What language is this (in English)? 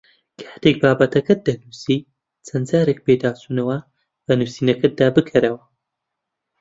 Central Kurdish